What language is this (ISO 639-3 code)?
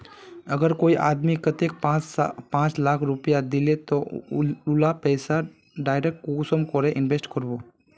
mag